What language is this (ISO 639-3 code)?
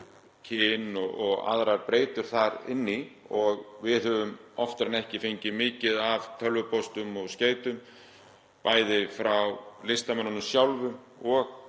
isl